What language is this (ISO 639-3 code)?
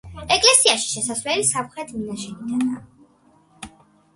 kat